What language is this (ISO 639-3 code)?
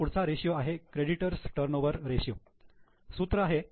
mar